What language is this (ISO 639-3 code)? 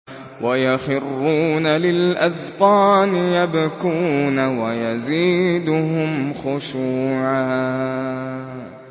ara